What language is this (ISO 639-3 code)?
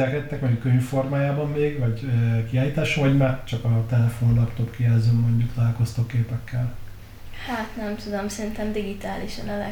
hun